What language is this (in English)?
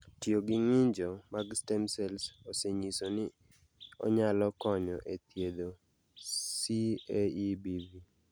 Luo (Kenya and Tanzania)